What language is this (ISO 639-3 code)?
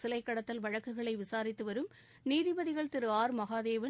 tam